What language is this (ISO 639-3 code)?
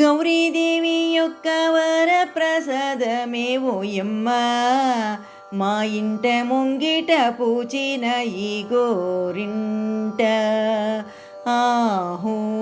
tel